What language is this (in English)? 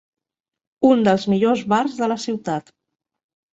Catalan